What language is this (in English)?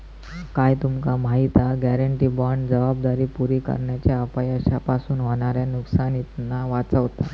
Marathi